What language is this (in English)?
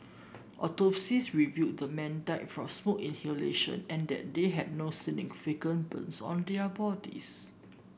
English